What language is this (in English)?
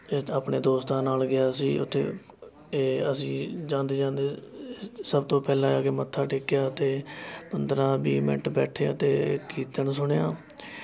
Punjabi